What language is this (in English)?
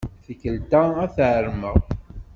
Kabyle